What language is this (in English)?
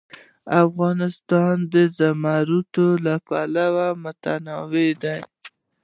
Pashto